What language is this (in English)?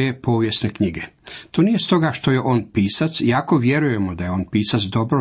Croatian